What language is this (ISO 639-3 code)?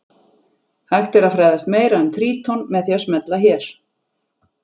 isl